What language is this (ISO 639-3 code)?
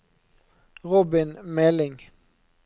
nor